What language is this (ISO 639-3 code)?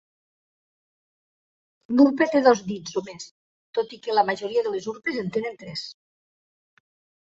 cat